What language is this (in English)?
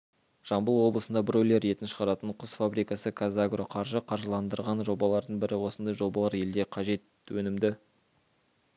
Kazakh